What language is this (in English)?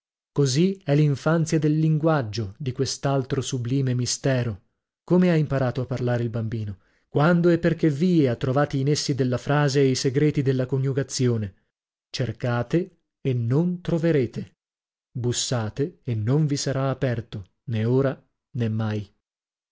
Italian